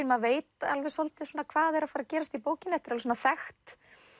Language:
Icelandic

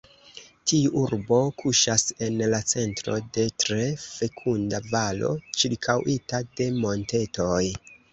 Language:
Esperanto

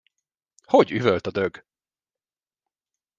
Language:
Hungarian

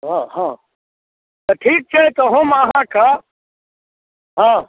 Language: Maithili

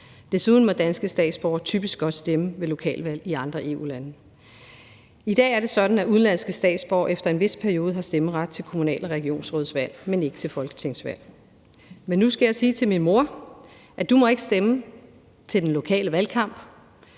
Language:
Danish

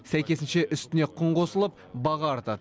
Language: Kazakh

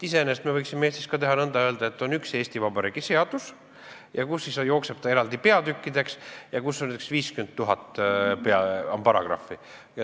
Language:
Estonian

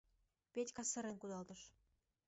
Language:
Mari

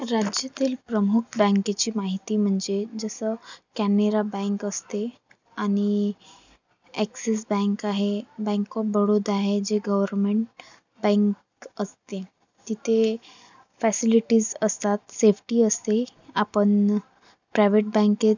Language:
Marathi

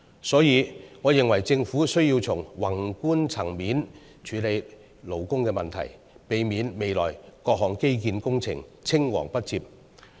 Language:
Cantonese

